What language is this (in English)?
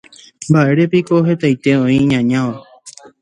Guarani